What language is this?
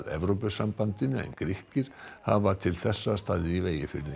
Icelandic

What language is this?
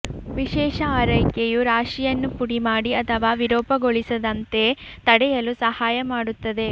Kannada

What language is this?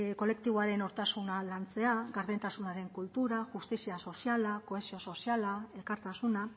Basque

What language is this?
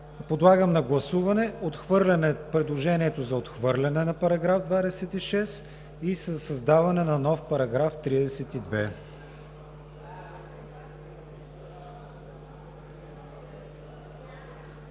Bulgarian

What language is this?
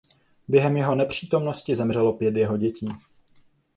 Czech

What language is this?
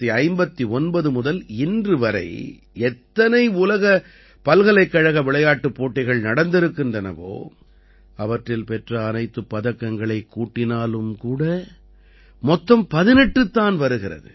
Tamil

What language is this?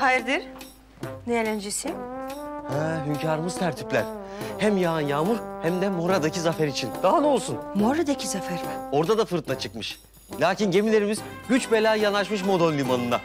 Turkish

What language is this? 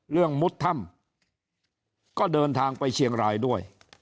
Thai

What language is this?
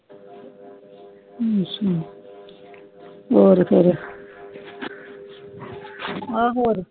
Punjabi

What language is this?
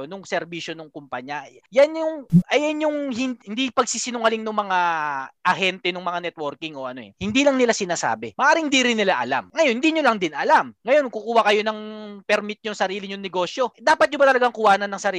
Filipino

